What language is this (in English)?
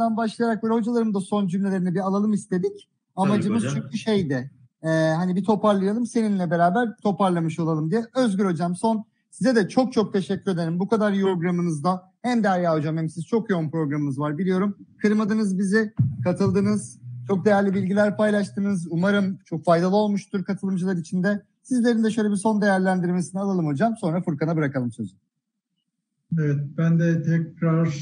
Turkish